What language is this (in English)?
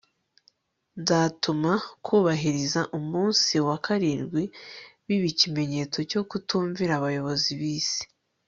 Kinyarwanda